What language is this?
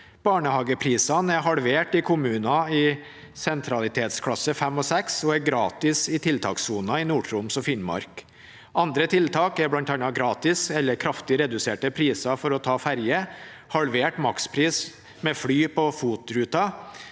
Norwegian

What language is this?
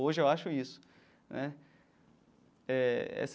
Portuguese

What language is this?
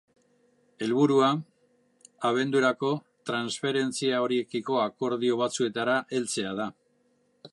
Basque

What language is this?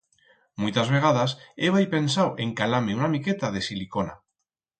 Aragonese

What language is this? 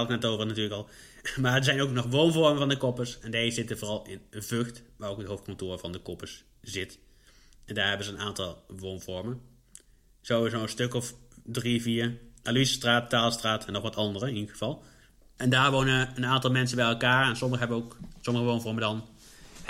Dutch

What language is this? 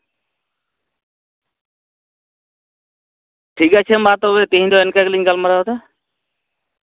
Santali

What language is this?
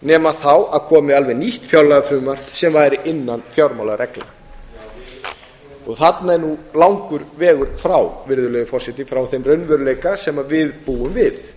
Icelandic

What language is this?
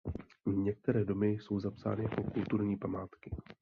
Czech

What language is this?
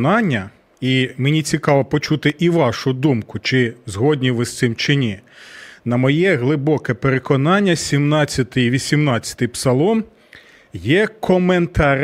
Ukrainian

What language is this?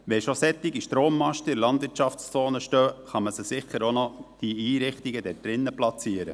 Swiss German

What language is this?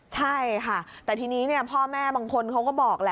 Thai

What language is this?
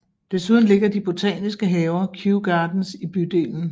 Danish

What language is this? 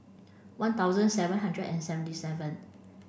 English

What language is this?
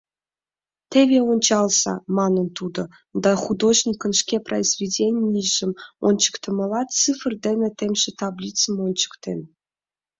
Mari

